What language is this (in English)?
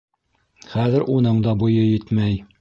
Bashkir